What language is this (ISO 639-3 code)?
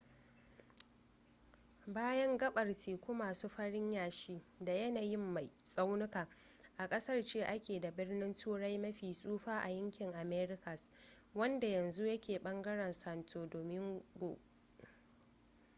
hau